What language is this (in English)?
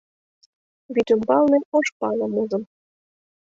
Mari